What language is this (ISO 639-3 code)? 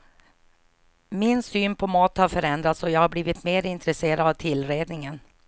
swe